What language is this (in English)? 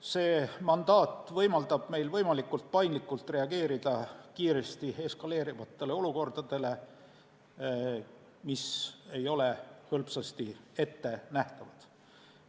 Estonian